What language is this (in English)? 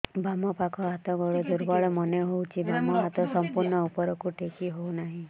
Odia